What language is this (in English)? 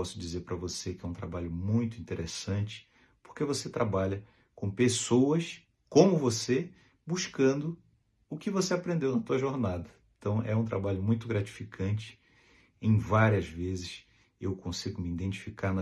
Portuguese